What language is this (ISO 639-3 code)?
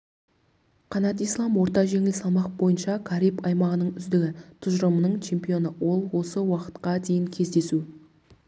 kaz